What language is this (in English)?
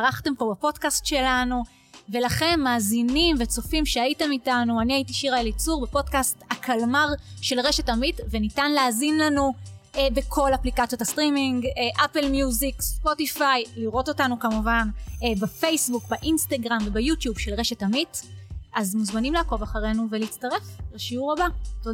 Hebrew